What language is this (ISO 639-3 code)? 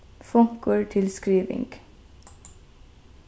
fao